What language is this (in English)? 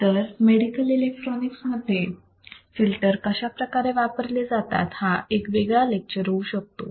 Marathi